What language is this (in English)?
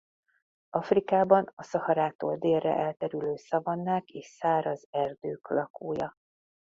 Hungarian